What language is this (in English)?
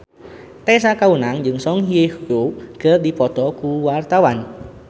Sundanese